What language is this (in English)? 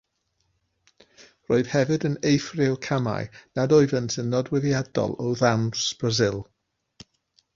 Welsh